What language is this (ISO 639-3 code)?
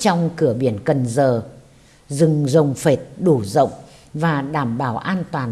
vie